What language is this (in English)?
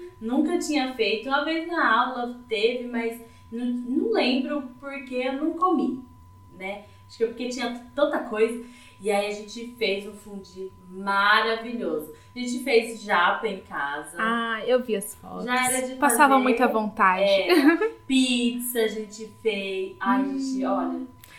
Portuguese